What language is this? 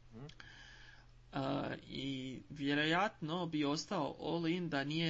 Croatian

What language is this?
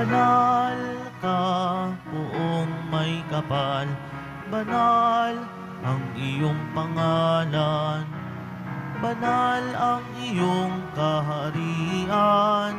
Filipino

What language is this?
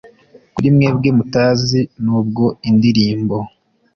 Kinyarwanda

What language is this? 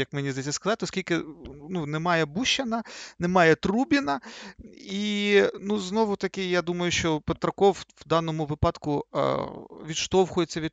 Ukrainian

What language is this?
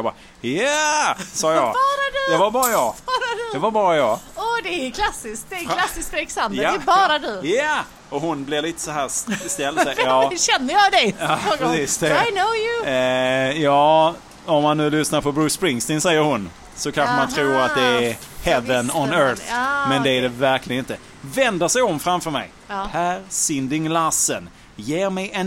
Swedish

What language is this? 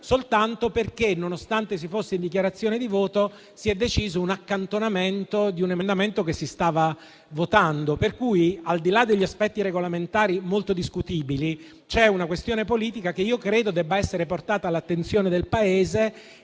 Italian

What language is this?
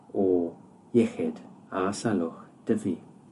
Welsh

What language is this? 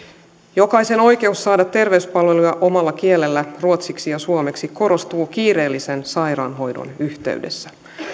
Finnish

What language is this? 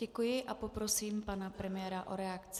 Czech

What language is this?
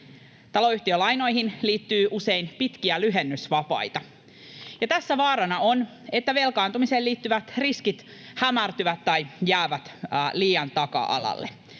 Finnish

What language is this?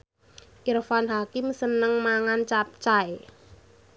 Javanese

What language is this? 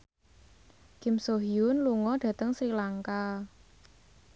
Javanese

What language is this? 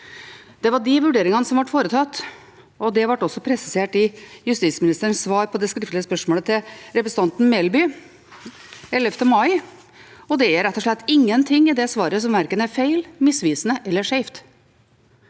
Norwegian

